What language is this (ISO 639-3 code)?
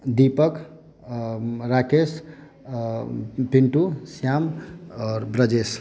mai